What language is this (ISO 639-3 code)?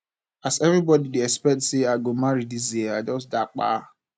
pcm